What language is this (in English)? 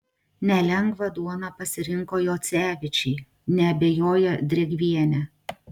Lithuanian